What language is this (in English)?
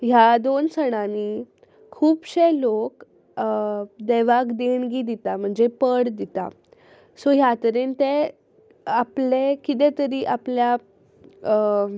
Konkani